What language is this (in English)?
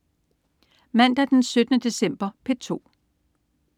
Danish